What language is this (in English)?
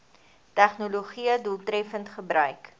Afrikaans